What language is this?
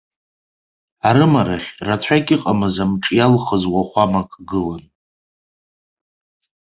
Abkhazian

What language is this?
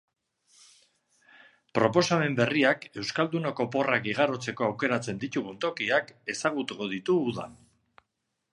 Basque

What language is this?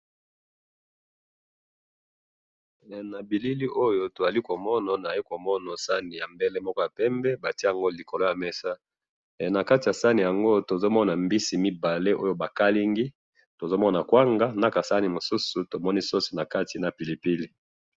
Lingala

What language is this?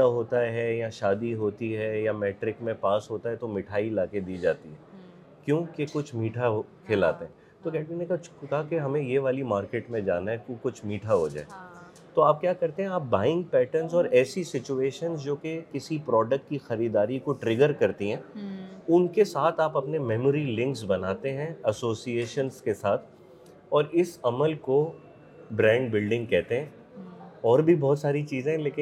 Urdu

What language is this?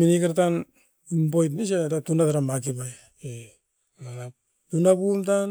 Askopan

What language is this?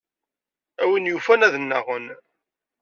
Kabyle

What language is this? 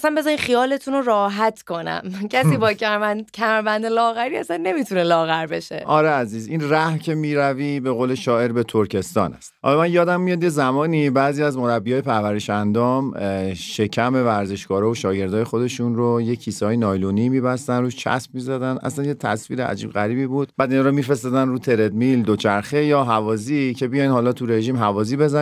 Persian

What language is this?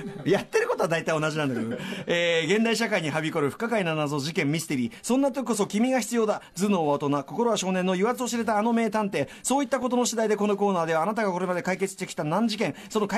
Japanese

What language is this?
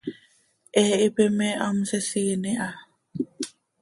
Seri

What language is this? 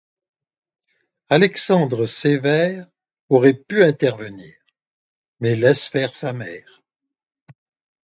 French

